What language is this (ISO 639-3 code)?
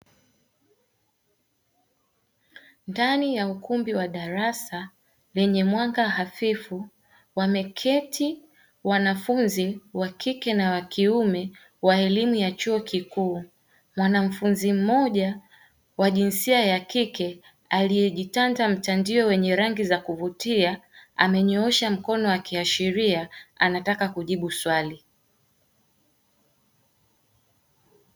swa